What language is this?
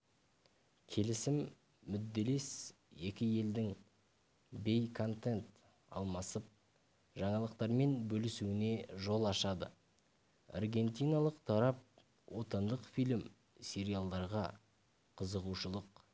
Kazakh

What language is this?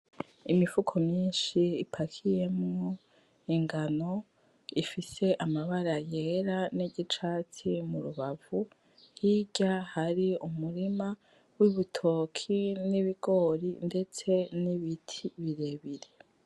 Rundi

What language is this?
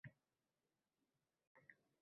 Uzbek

